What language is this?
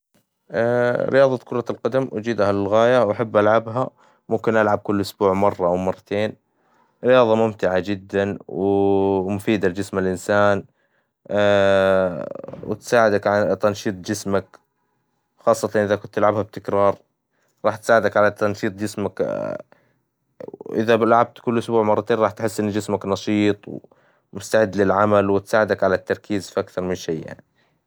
Hijazi Arabic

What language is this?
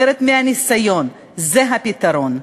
Hebrew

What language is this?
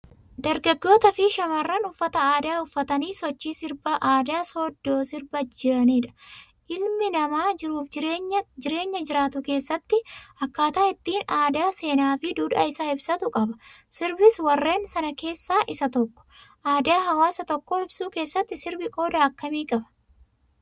Oromo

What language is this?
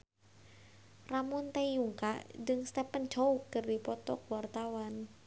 Sundanese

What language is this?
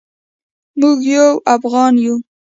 Pashto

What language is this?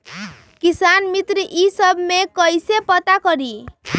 Magahi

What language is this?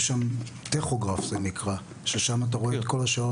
Hebrew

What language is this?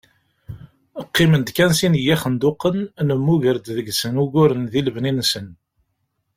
Kabyle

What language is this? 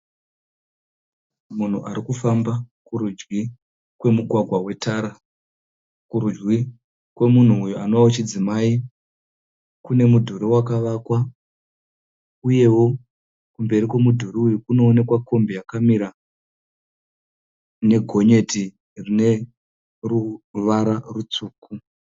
Shona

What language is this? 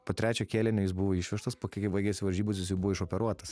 Lithuanian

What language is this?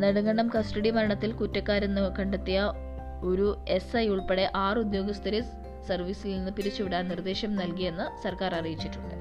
Malayalam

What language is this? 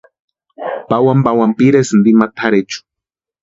Western Highland Purepecha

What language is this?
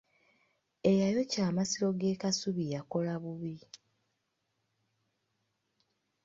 Ganda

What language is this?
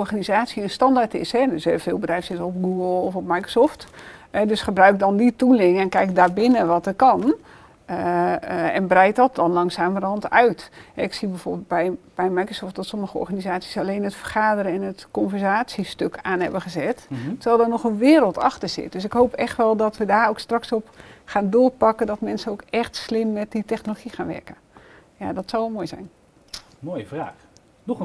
Dutch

